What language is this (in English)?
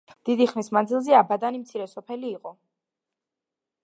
Georgian